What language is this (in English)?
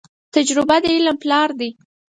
Pashto